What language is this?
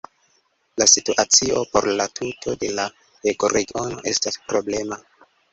Esperanto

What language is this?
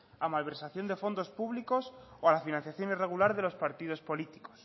Spanish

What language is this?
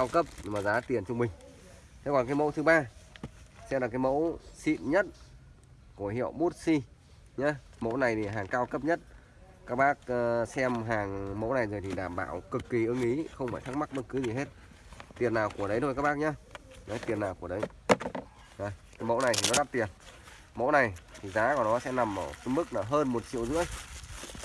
Vietnamese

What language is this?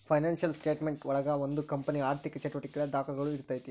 Kannada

